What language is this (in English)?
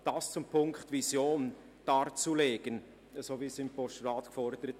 Swiss German